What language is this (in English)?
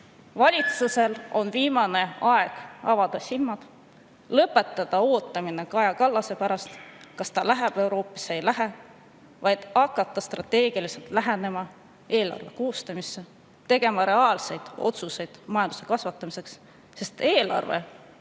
Estonian